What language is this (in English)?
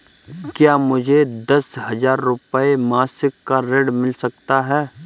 Hindi